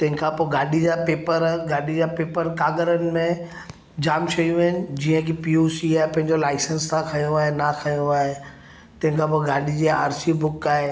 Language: Sindhi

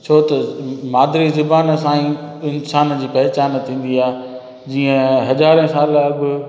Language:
Sindhi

